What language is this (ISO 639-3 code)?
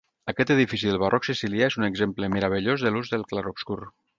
cat